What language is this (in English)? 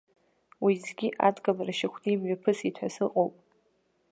Abkhazian